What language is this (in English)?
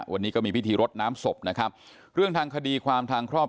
Thai